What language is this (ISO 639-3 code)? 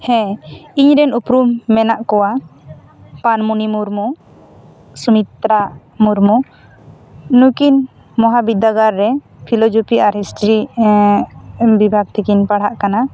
sat